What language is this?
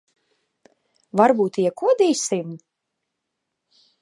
Latvian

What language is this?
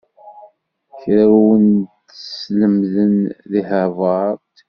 Kabyle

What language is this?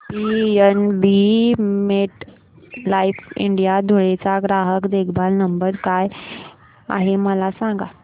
Marathi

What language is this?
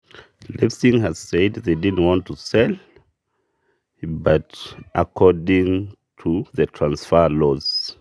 Masai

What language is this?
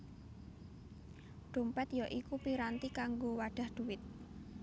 Javanese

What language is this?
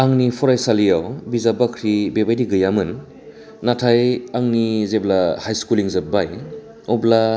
Bodo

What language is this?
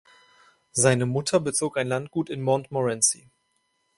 German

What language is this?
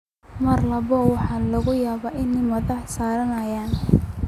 Somali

